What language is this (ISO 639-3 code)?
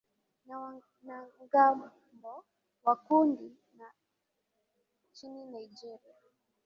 swa